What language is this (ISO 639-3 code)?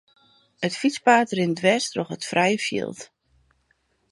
fry